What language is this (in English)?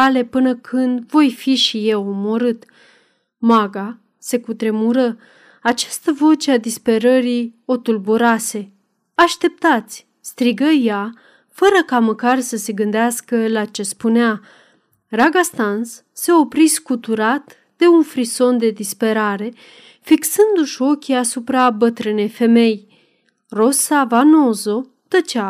Romanian